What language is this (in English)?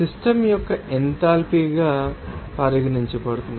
Telugu